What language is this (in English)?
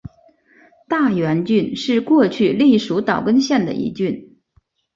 Chinese